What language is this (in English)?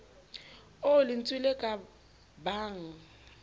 Southern Sotho